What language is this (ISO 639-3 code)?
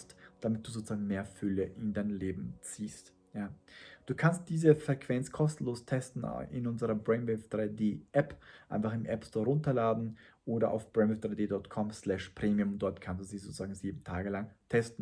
deu